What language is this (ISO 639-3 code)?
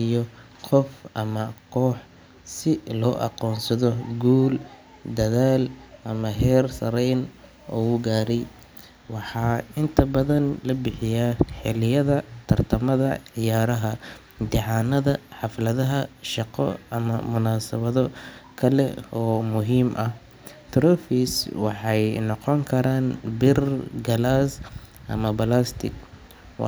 som